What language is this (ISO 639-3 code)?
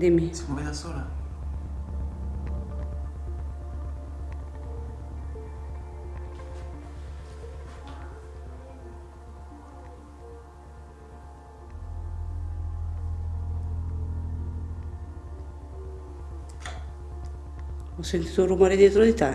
ita